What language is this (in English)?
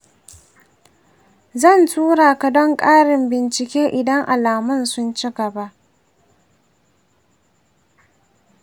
Hausa